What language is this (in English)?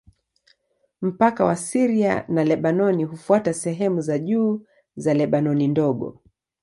Swahili